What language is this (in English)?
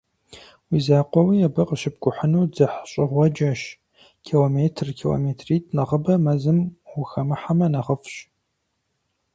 Kabardian